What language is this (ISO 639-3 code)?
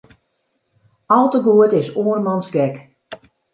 fry